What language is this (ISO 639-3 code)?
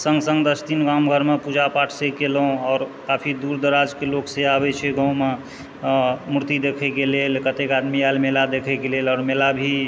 mai